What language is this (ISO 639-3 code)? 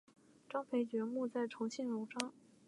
zho